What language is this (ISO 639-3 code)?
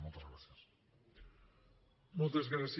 cat